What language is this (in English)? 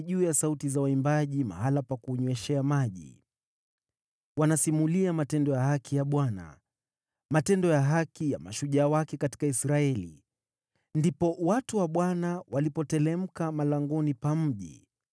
Swahili